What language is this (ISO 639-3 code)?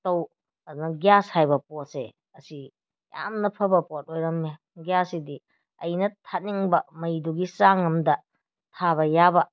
mni